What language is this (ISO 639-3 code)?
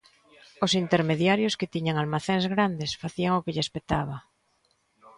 glg